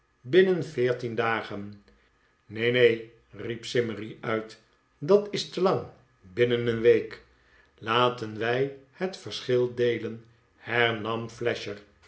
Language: Dutch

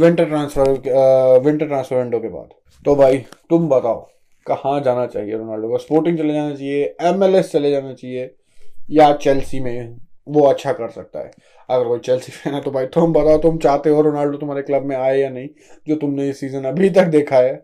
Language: Hindi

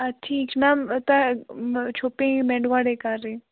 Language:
Kashmiri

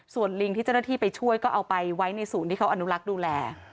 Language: Thai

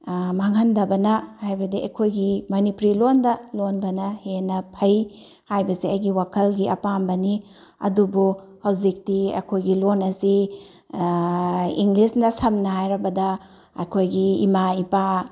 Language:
Manipuri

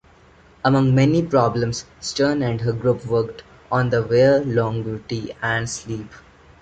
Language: English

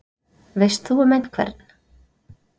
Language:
Icelandic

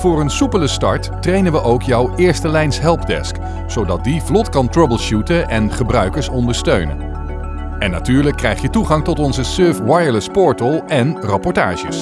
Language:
Dutch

